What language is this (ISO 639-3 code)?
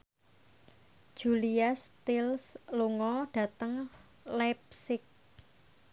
jav